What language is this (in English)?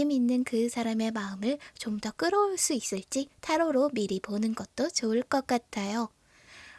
Korean